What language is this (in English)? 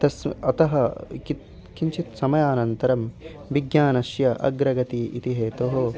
Sanskrit